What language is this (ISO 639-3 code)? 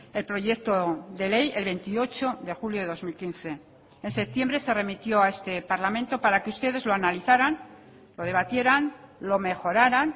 spa